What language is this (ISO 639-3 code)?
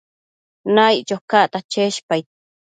mcf